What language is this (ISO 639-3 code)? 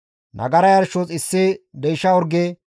gmv